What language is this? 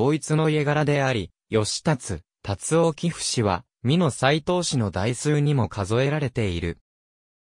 Japanese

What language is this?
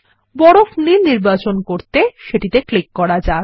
Bangla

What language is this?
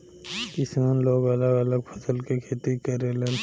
Bhojpuri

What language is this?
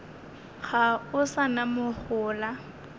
Northern Sotho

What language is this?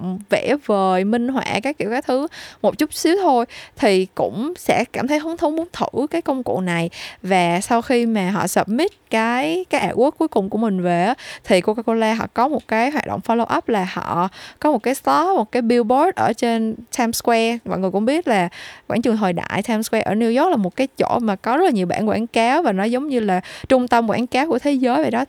Vietnamese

